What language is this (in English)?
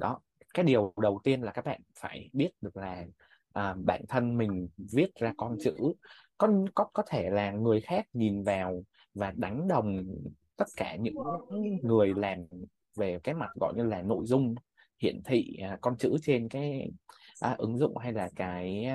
Vietnamese